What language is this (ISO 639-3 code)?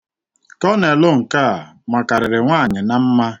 ibo